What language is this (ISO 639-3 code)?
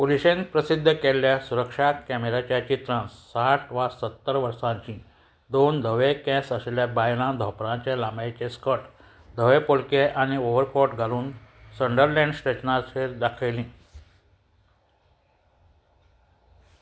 kok